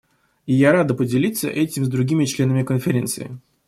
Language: Russian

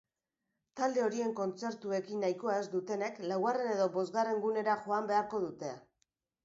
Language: Basque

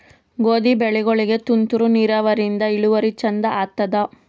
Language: Kannada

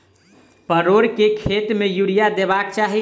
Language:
Maithili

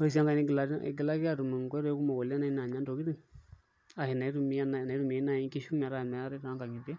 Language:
Masai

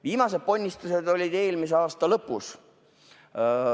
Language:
Estonian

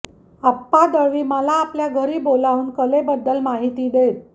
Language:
Marathi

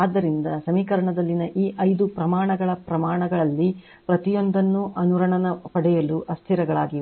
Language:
Kannada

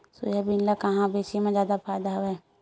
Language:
Chhattisgarhi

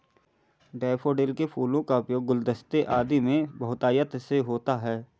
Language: Hindi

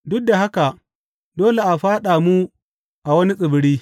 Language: Hausa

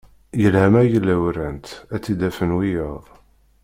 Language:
Kabyle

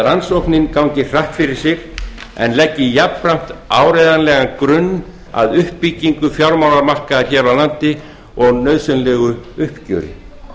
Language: Icelandic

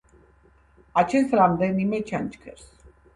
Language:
Georgian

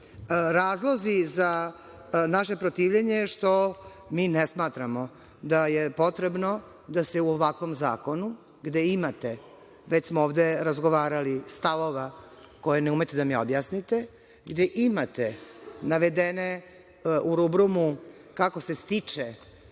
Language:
Serbian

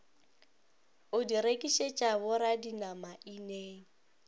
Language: Northern Sotho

